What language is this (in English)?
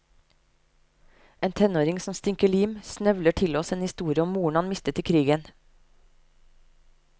Norwegian